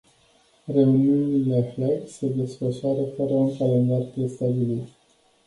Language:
Romanian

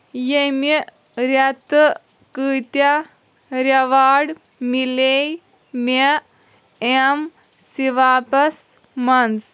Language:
Kashmiri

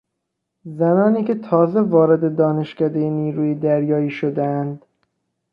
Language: Persian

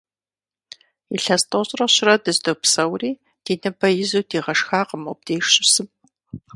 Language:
Kabardian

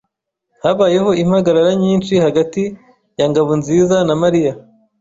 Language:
Kinyarwanda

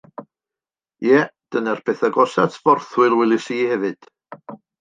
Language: Welsh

